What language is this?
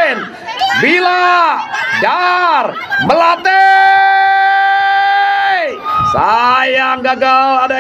Indonesian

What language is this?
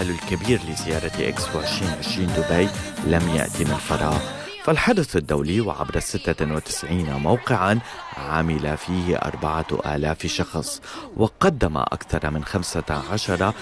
Arabic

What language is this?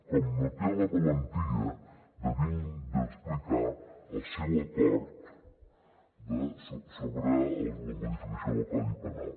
Catalan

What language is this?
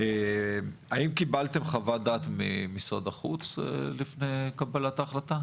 Hebrew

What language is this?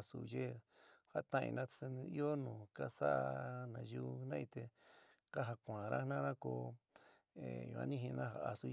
San Miguel El Grande Mixtec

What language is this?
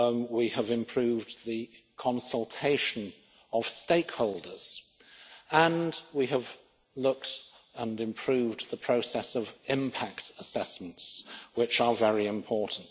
English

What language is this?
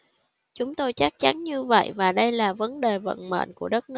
Vietnamese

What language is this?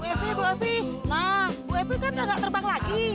Indonesian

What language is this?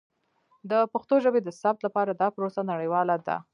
Pashto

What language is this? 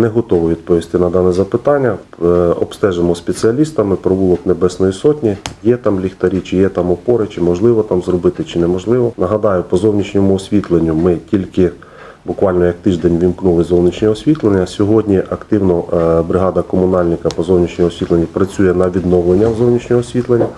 Ukrainian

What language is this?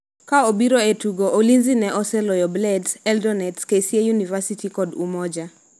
Luo (Kenya and Tanzania)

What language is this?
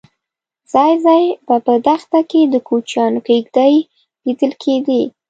Pashto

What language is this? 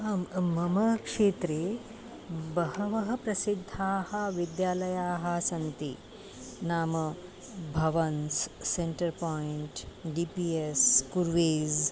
Sanskrit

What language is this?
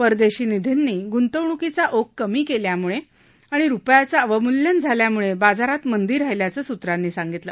Marathi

